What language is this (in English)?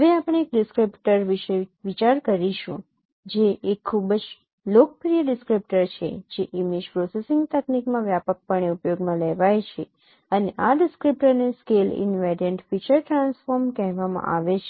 Gujarati